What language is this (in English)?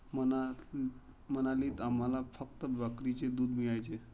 Marathi